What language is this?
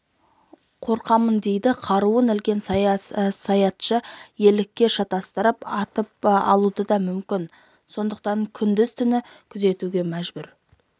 Kazakh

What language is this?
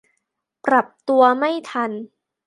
Thai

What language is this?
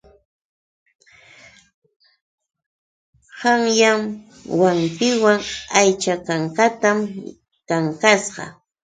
Yauyos Quechua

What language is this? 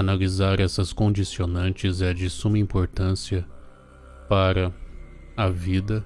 Portuguese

